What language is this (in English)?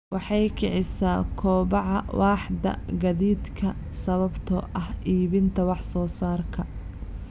Somali